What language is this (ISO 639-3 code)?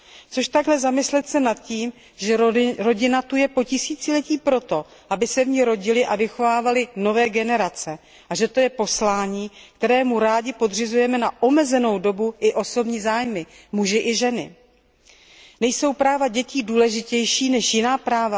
ces